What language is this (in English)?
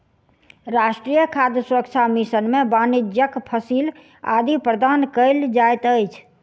Maithili